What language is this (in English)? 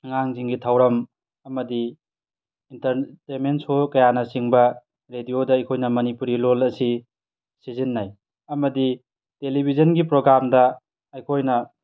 Manipuri